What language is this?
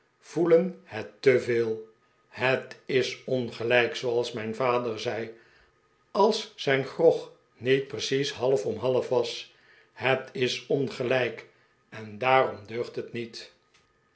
Dutch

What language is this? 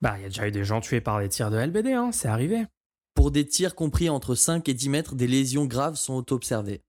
French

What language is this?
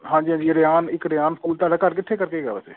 Punjabi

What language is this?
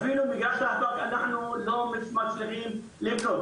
Hebrew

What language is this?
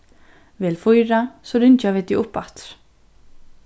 Faroese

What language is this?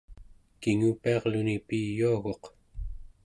Central Yupik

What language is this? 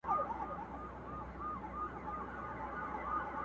Pashto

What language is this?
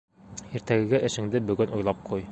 Bashkir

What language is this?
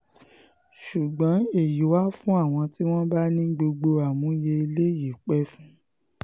Yoruba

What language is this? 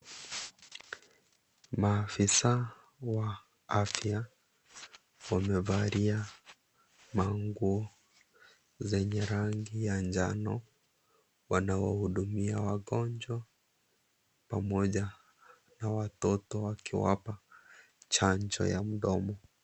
Swahili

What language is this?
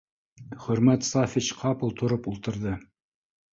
Bashkir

